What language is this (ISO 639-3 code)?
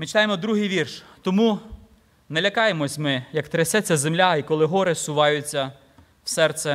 ukr